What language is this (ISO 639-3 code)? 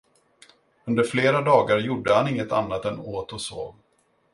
swe